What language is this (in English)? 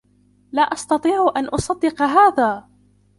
Arabic